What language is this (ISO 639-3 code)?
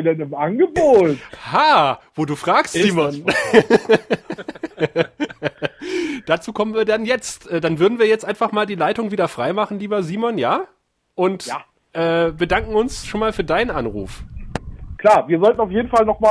deu